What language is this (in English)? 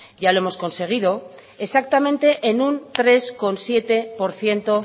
Spanish